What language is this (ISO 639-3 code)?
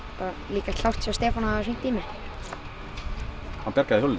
isl